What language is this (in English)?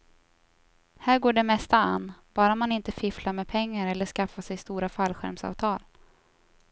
Swedish